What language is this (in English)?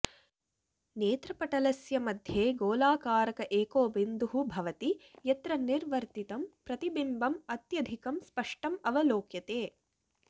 Sanskrit